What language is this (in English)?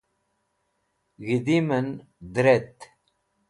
Wakhi